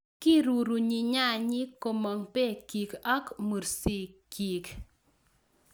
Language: Kalenjin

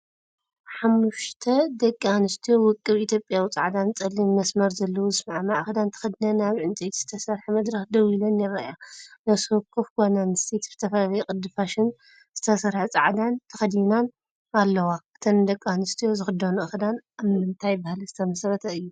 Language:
Tigrinya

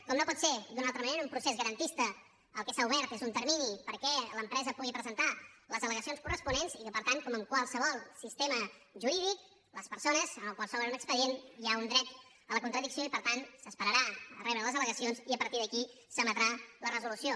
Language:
Catalan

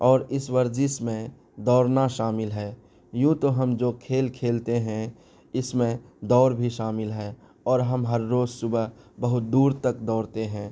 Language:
Urdu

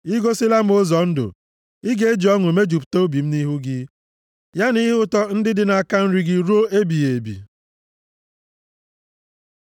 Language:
Igbo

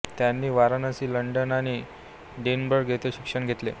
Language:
Marathi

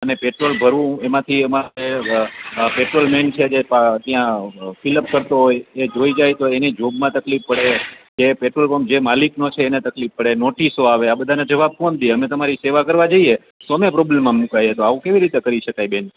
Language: Gujarati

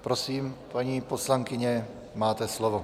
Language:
Czech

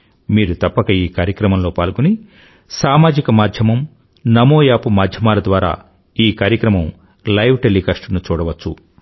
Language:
Telugu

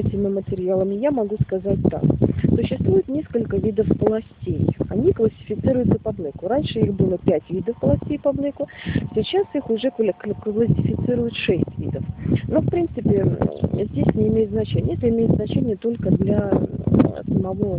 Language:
Russian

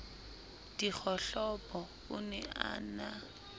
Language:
Southern Sotho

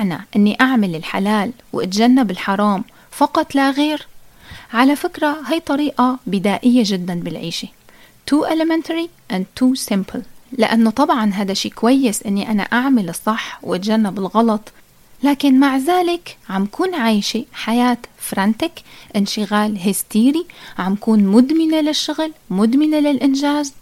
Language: Arabic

